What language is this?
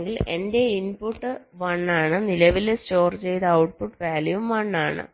Malayalam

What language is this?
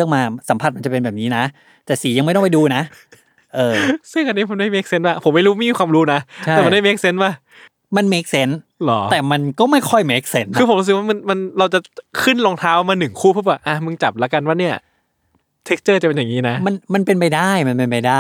Thai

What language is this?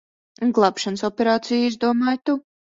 Latvian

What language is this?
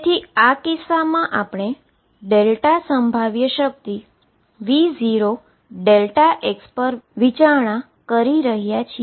Gujarati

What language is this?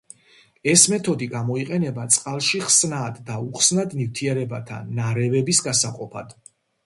Georgian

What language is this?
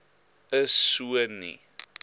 Afrikaans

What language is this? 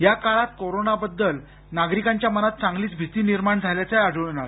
Marathi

